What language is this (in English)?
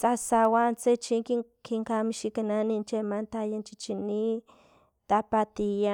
Filomena Mata-Coahuitlán Totonac